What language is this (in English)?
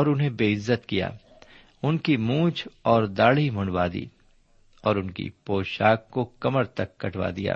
Urdu